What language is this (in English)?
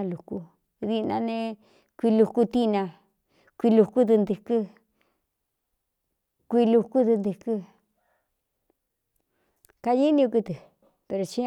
Cuyamecalco Mixtec